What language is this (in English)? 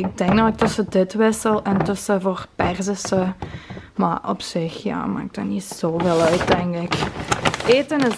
Dutch